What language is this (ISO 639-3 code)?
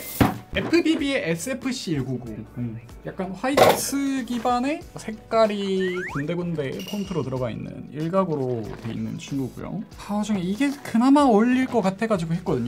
kor